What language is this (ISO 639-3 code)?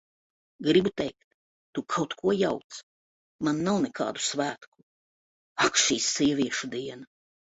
lav